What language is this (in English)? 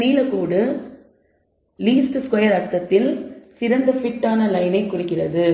Tamil